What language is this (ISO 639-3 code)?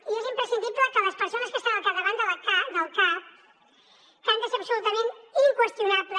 cat